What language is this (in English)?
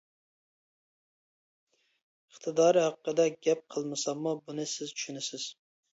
Uyghur